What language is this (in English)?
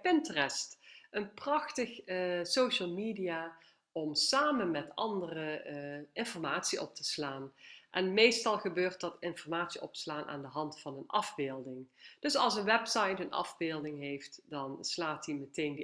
Dutch